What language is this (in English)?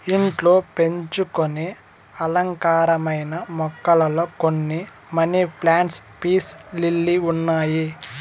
Telugu